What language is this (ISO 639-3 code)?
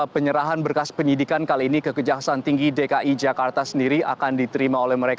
ind